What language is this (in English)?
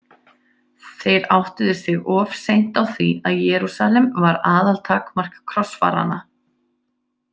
Icelandic